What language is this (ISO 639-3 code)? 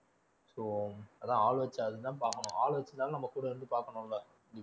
tam